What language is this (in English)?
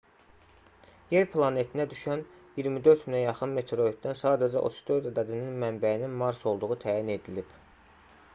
Azerbaijani